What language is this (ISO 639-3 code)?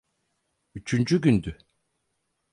tur